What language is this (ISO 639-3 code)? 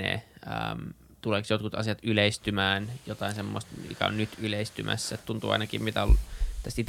fin